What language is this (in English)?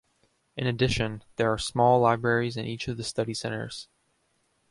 English